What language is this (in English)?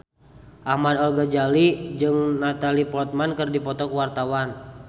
Sundanese